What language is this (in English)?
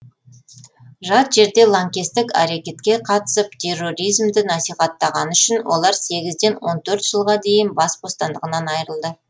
Kazakh